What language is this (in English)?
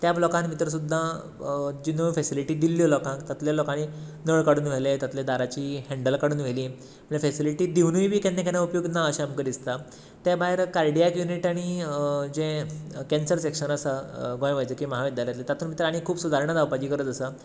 Konkani